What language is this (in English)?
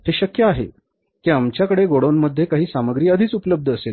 Marathi